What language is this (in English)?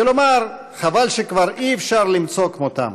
Hebrew